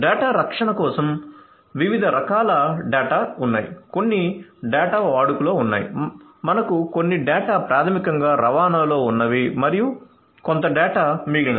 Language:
Telugu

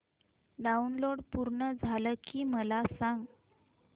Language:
Marathi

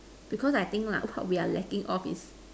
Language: English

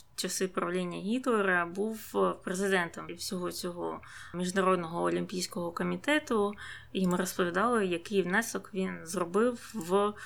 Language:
Ukrainian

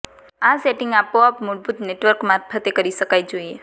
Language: Gujarati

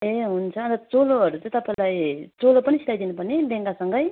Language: Nepali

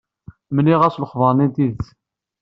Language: Kabyle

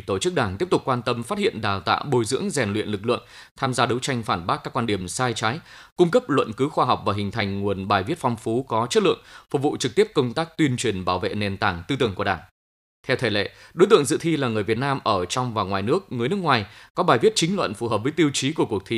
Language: Vietnamese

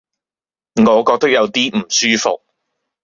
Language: Cantonese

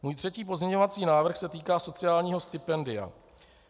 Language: Czech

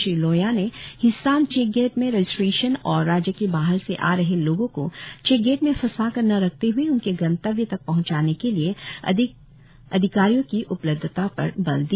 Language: Hindi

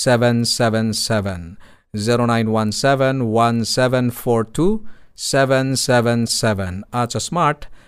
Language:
Filipino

